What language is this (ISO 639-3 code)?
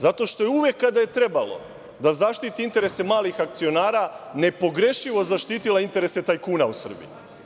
srp